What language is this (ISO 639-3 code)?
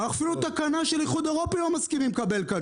heb